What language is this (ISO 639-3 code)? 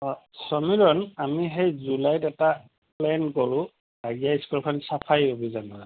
asm